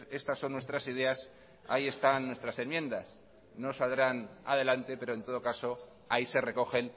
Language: Spanish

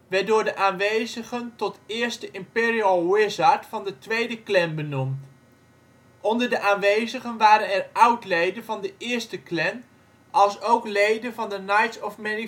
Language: Dutch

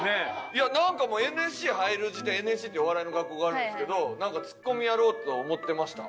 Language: Japanese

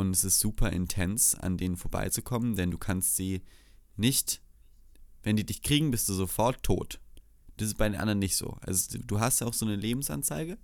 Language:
German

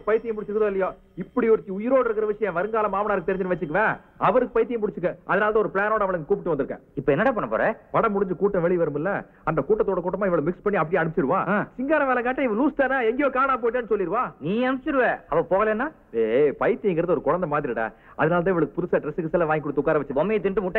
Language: Romanian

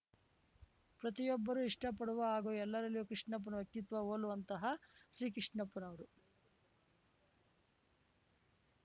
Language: Kannada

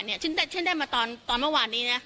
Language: Thai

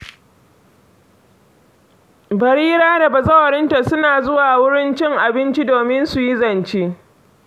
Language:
Hausa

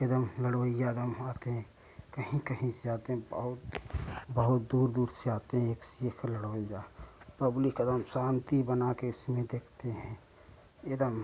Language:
Hindi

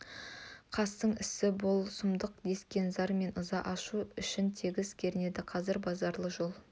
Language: Kazakh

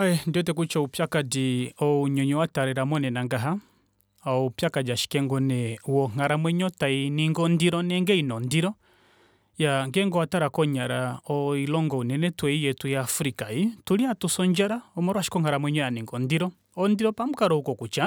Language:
Kuanyama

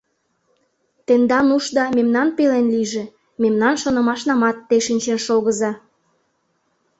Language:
Mari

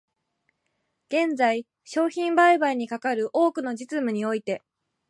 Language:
Japanese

